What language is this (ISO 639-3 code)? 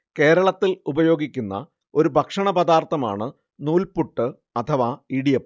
mal